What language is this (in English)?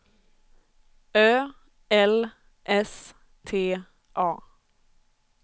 Swedish